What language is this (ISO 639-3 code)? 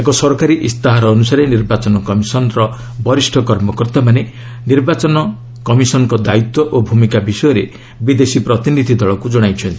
ori